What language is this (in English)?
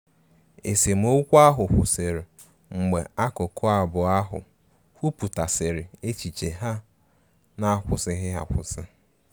Igbo